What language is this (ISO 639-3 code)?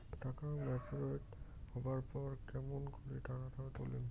ben